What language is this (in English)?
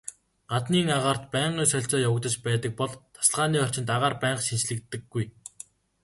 Mongolian